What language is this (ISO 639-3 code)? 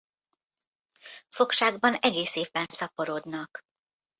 hun